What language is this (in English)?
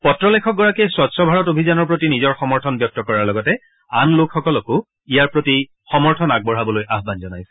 Assamese